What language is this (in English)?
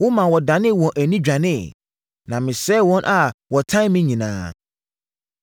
Akan